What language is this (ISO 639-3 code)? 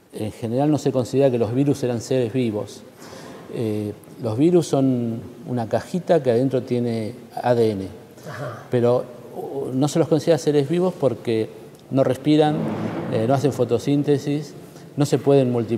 spa